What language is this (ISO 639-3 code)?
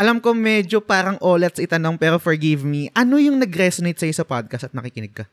fil